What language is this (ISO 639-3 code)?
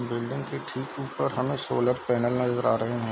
hin